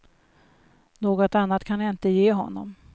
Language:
Swedish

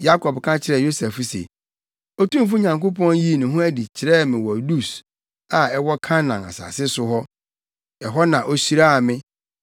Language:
Akan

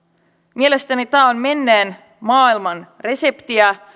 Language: Finnish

